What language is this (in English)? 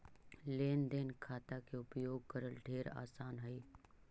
Magahi